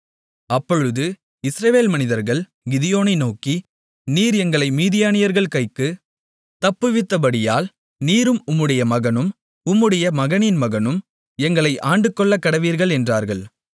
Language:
Tamil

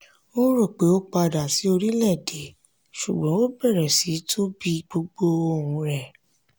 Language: Yoruba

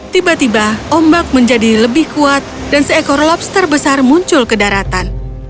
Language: Indonesian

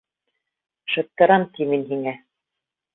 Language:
Bashkir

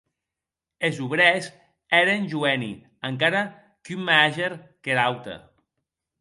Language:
Occitan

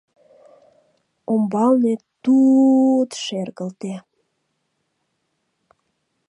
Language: Mari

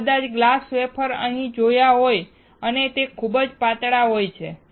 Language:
Gujarati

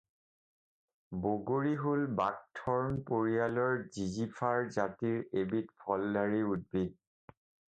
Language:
Assamese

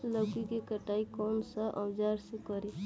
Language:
Bhojpuri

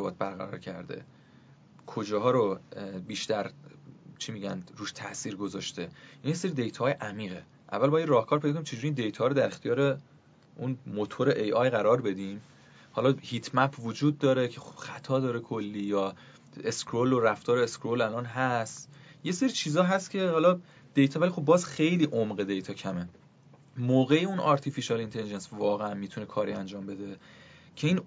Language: Persian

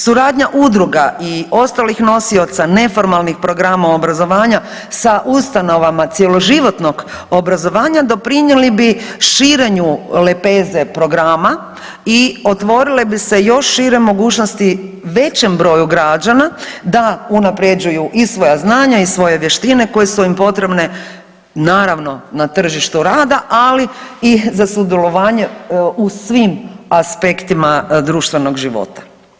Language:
Croatian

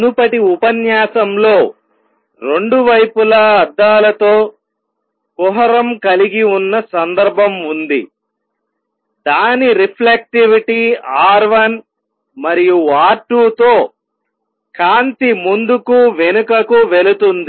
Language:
Telugu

